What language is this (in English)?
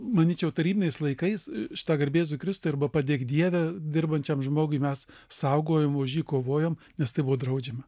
Lithuanian